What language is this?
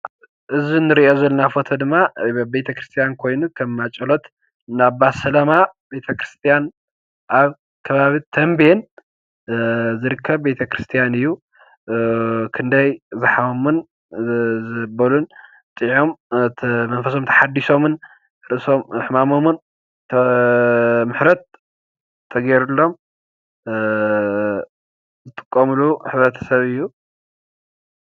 Tigrinya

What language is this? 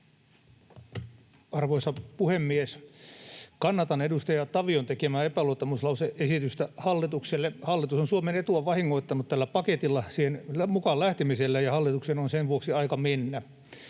Finnish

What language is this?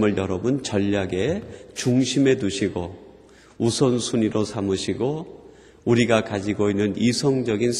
Korean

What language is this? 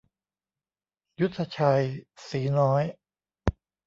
Thai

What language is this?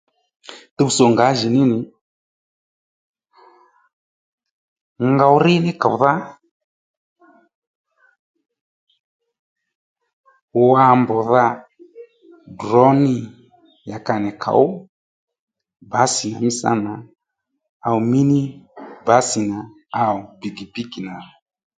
Lendu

